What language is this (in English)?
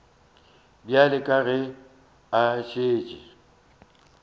Northern Sotho